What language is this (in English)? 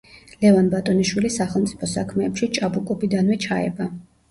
Georgian